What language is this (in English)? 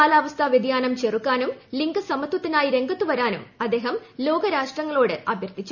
Malayalam